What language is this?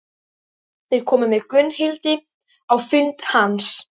Icelandic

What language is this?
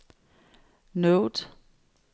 Danish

